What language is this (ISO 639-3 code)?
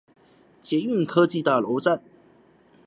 zho